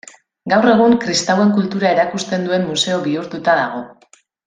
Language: Basque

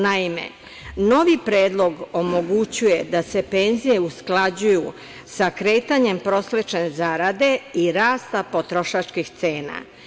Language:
Serbian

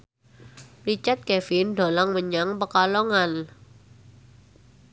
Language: Javanese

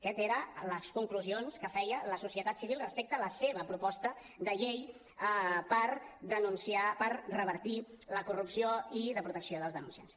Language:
Catalan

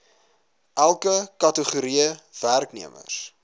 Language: Afrikaans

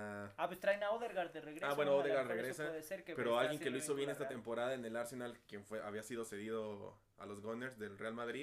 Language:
Spanish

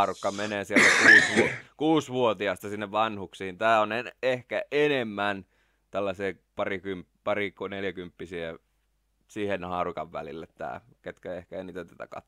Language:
Finnish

